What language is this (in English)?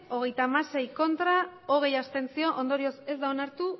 Basque